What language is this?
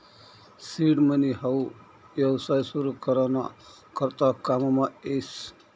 Marathi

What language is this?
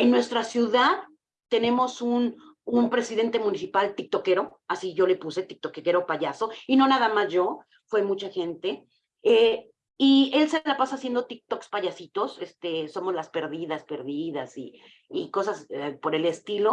Spanish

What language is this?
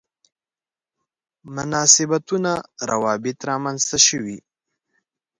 Pashto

